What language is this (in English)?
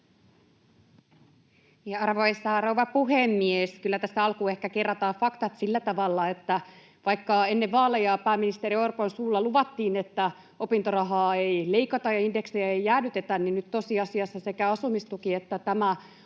Finnish